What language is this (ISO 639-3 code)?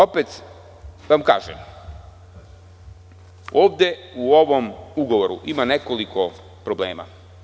srp